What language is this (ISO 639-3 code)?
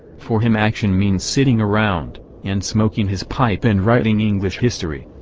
eng